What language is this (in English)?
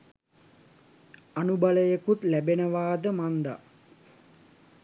Sinhala